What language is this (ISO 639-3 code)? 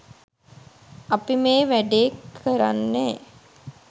sin